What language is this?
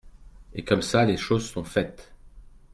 French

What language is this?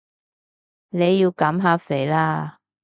Cantonese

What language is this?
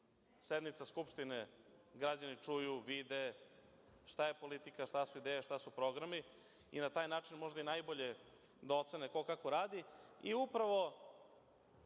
Serbian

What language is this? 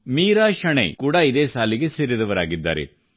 Kannada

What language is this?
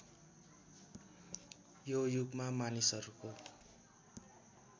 Nepali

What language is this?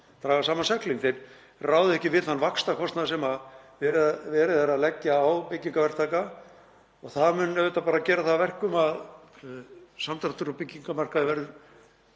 Icelandic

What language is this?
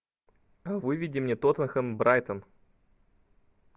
Russian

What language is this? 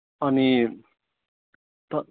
Nepali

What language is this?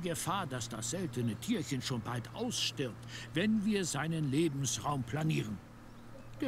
German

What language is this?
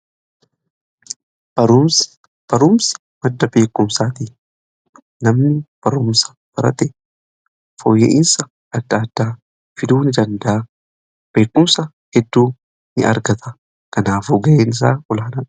Oromo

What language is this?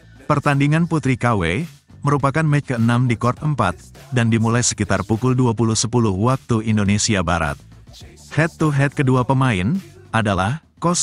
Indonesian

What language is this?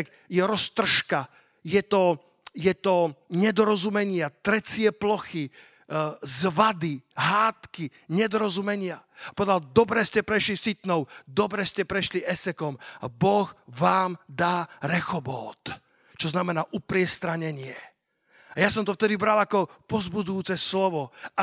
Slovak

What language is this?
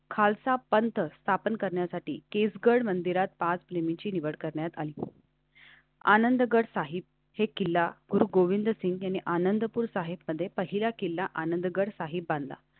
Marathi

